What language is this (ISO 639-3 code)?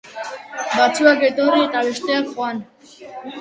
eus